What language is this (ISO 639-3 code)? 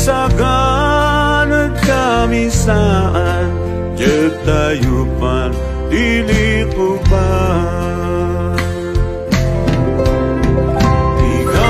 ron